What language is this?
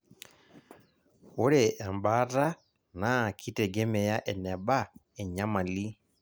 Masai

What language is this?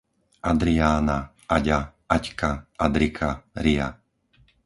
Slovak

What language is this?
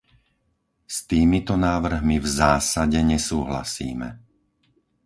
Slovak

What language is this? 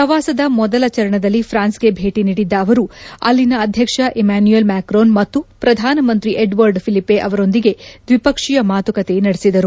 Kannada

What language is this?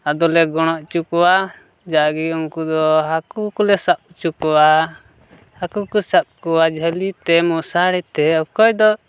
Santali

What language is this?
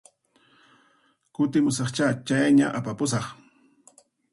Puno Quechua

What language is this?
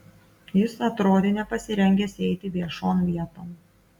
Lithuanian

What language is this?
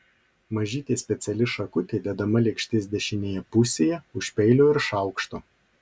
Lithuanian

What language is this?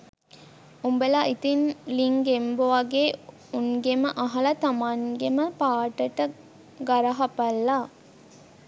Sinhala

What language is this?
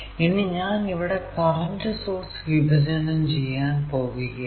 Malayalam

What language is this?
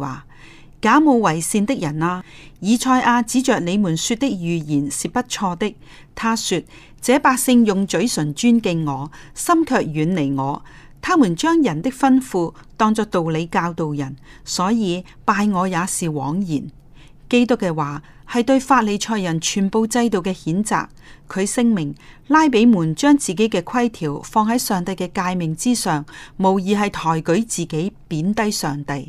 Chinese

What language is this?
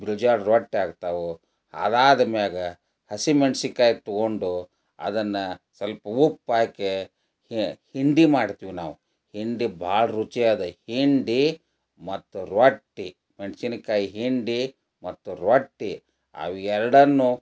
Kannada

